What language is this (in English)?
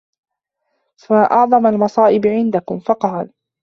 Arabic